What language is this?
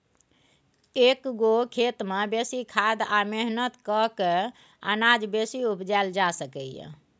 Maithili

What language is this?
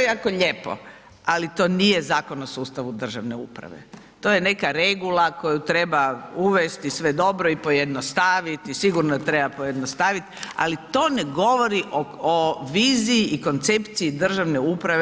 Croatian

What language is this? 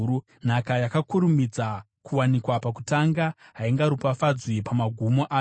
Shona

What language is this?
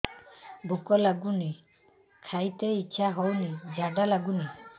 Odia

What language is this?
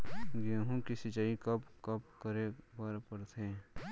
Chhattisgarhi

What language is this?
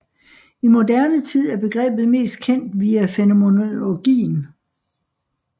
Danish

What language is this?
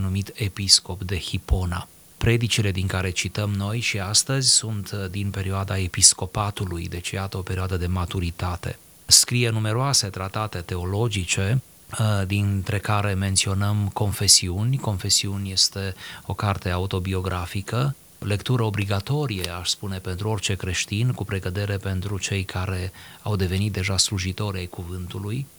Romanian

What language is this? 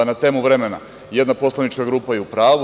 Serbian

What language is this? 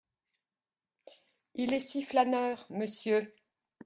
French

